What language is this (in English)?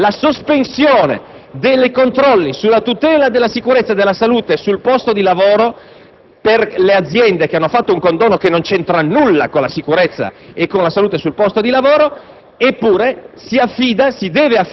Italian